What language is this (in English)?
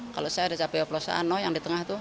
Indonesian